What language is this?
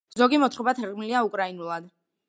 Georgian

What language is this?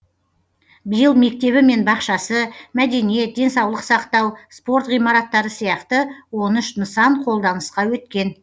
Kazakh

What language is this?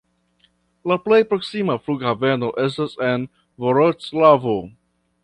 Esperanto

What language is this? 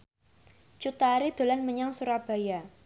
Javanese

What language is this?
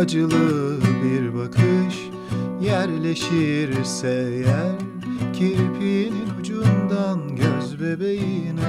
Turkish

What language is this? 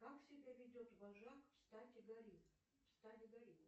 Russian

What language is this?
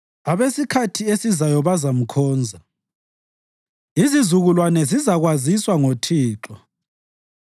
North Ndebele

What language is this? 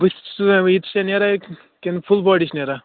Kashmiri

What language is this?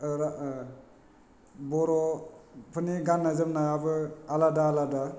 Bodo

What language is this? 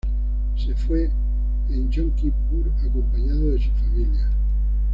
Spanish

